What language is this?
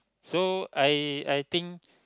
English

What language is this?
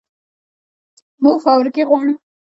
Pashto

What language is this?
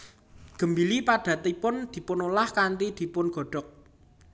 Javanese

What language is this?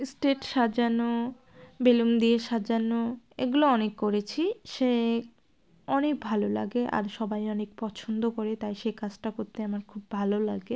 Bangla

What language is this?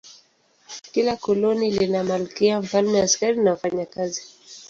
Swahili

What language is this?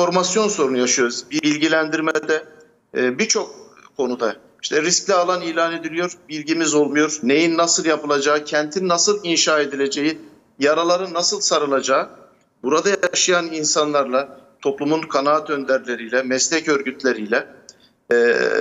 Turkish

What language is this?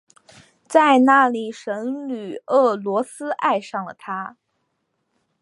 Chinese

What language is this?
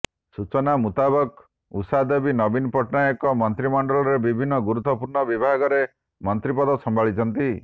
Odia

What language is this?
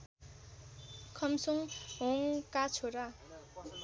Nepali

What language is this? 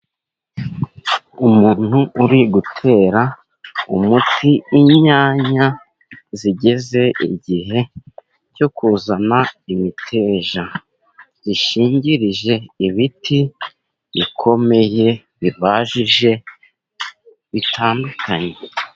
Kinyarwanda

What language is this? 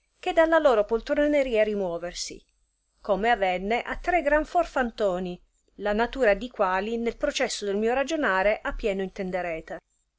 Italian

